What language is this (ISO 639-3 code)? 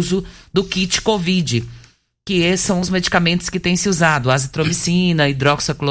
por